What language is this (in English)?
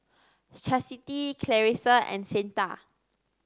English